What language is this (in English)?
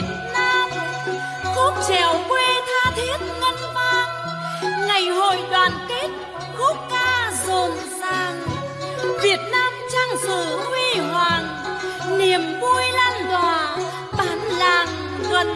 Vietnamese